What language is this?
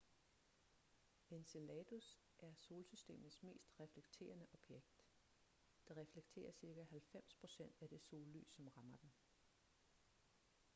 Danish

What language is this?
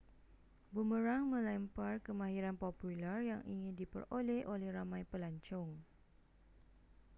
Malay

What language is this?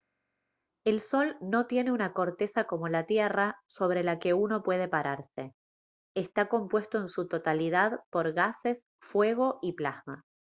Spanish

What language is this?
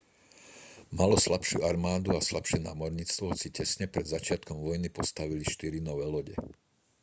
Slovak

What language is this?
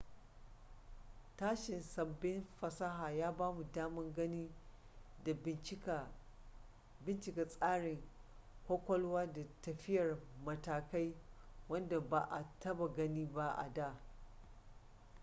Hausa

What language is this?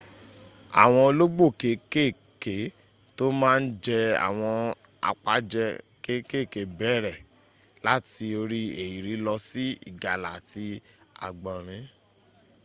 Yoruba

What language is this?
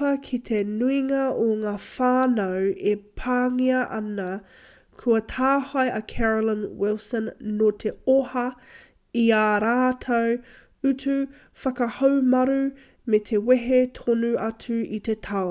Māori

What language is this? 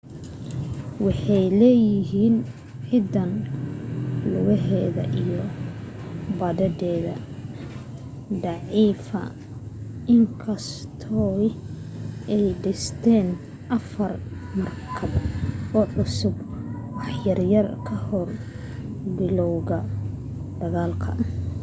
Somali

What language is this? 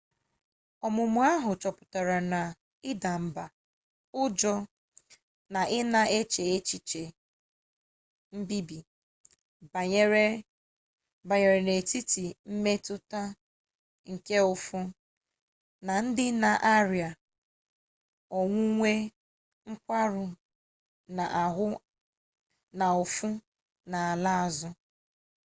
Igbo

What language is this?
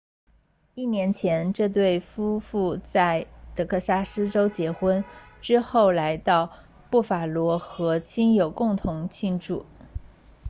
Chinese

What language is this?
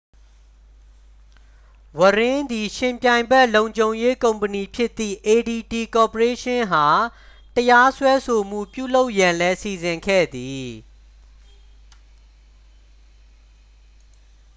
Burmese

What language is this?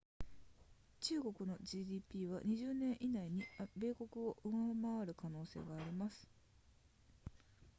Japanese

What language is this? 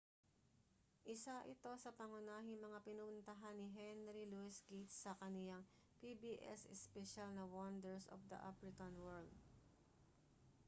Filipino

